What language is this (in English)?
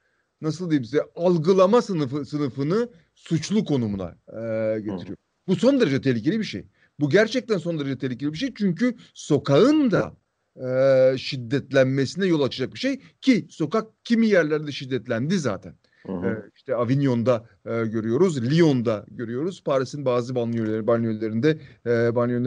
Turkish